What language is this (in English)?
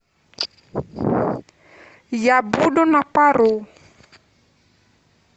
Russian